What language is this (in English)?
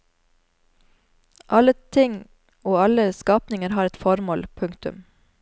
Norwegian